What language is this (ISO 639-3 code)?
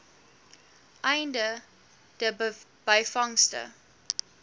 afr